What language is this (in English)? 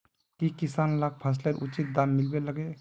Magahi